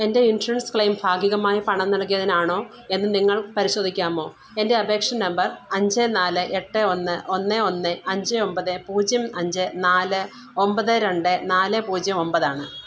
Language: Malayalam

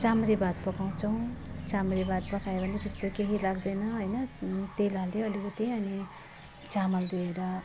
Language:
Nepali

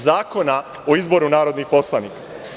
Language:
Serbian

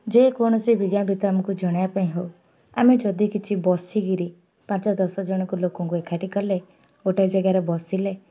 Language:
Odia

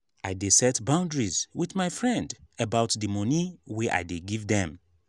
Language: Nigerian Pidgin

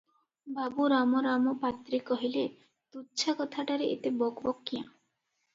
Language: Odia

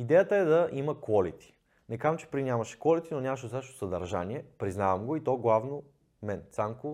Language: Bulgarian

